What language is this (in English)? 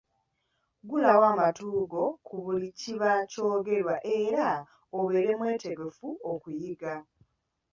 Ganda